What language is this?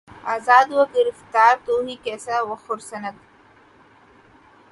Urdu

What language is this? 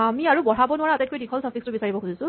Assamese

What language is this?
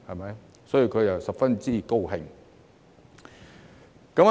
Cantonese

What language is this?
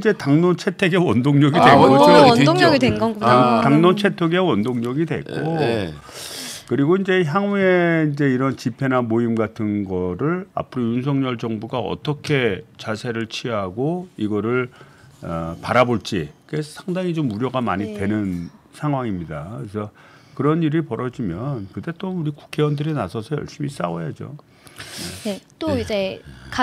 Korean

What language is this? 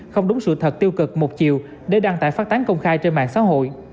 Vietnamese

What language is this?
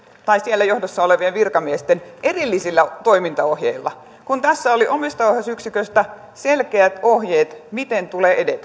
Finnish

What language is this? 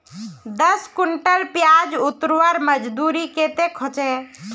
Magahi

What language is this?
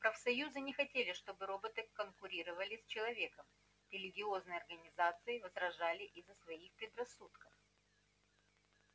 Russian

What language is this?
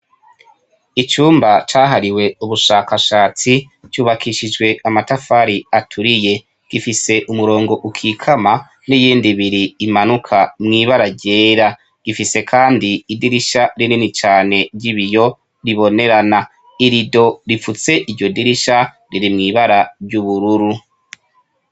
Rundi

